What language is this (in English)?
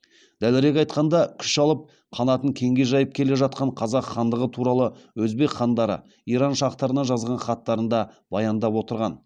Kazakh